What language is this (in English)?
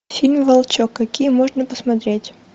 Russian